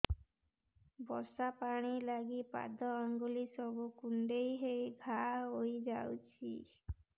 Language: Odia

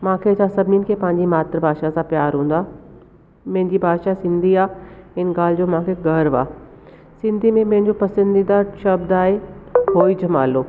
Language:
Sindhi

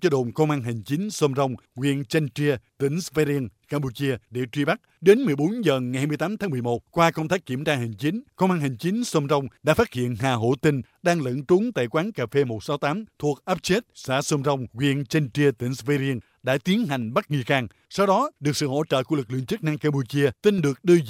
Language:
Vietnamese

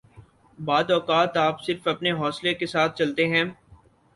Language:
Urdu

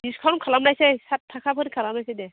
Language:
Bodo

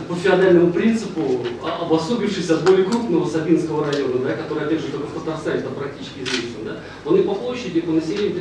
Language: Russian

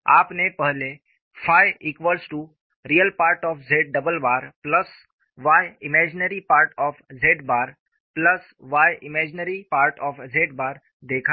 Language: Hindi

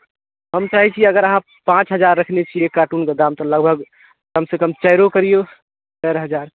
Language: Maithili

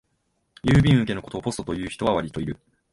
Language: Japanese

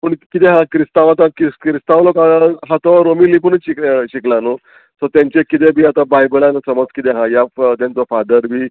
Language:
Konkani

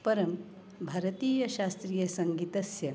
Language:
Sanskrit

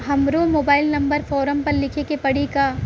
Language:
Bhojpuri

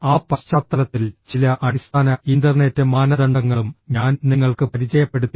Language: Malayalam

